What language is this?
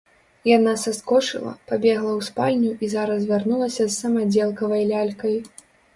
Belarusian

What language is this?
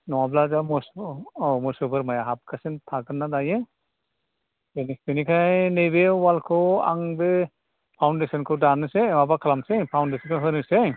Bodo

